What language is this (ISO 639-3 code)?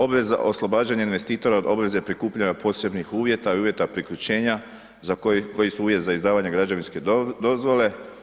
hrv